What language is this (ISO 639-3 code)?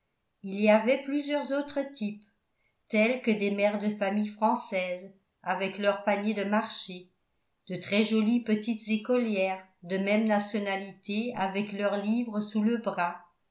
fra